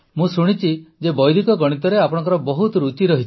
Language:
Odia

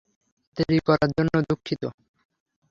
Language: Bangla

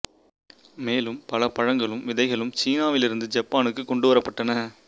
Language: Tamil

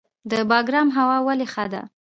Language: Pashto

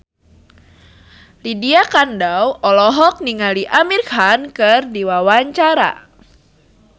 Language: Sundanese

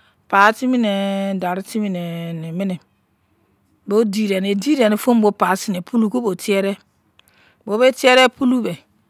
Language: Izon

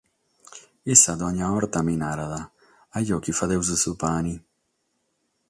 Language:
Sardinian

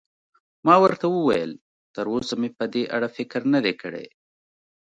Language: Pashto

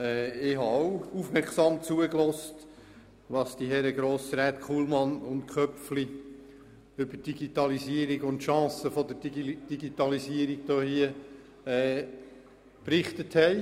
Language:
Swiss German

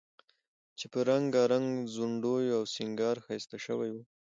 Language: Pashto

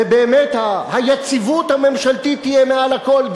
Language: Hebrew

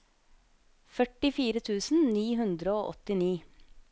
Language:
Norwegian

